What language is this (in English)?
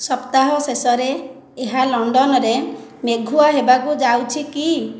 Odia